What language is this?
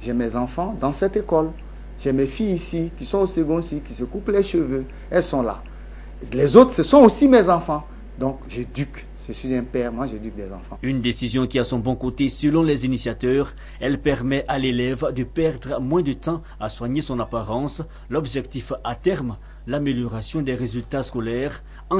French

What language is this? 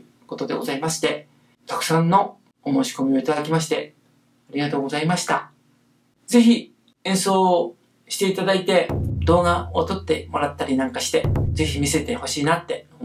Japanese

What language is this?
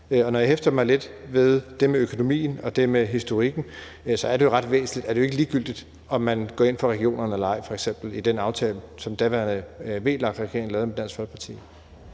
Danish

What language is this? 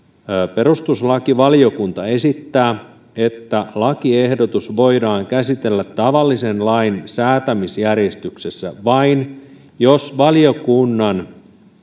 Finnish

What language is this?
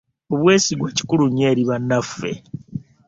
Ganda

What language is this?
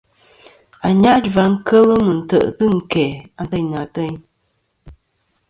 Kom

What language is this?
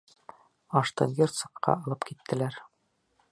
Bashkir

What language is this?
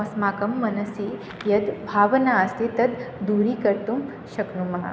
Sanskrit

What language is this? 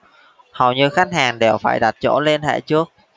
Vietnamese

